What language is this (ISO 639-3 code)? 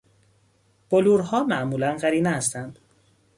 fas